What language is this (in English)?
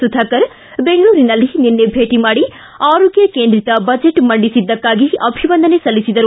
Kannada